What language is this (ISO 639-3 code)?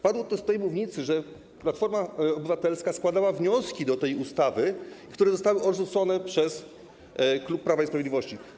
pol